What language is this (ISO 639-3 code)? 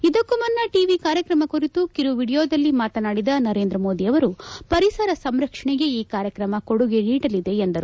kan